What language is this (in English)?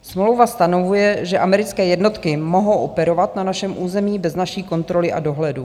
Czech